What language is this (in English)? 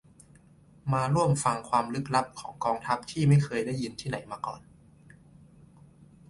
Thai